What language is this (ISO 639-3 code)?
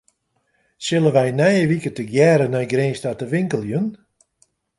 fry